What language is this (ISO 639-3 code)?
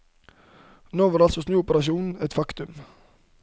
nor